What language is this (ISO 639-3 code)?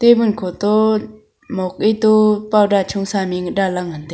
nnp